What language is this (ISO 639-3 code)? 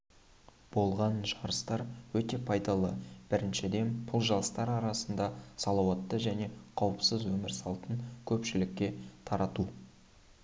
kaz